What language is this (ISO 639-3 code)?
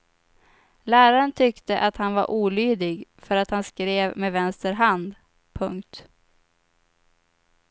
swe